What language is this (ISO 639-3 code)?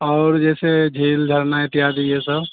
urd